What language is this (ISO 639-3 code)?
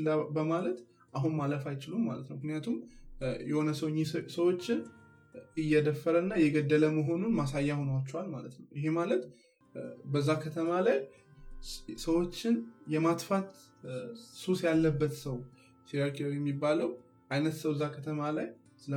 amh